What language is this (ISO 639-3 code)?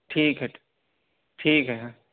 urd